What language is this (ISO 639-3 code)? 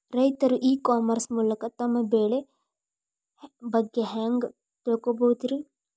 kan